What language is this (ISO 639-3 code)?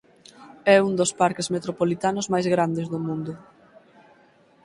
glg